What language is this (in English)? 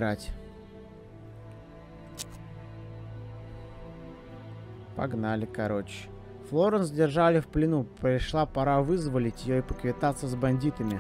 Russian